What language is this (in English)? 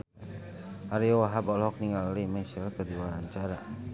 Sundanese